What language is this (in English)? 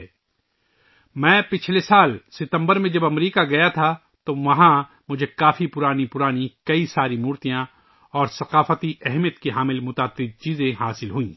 Urdu